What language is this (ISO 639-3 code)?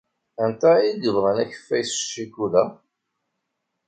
kab